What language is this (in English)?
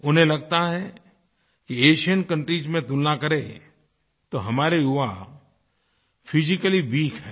Hindi